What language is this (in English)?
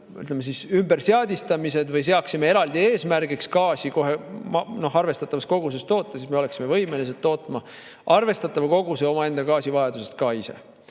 Estonian